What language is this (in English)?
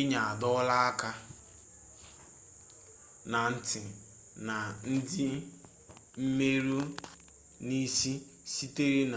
Igbo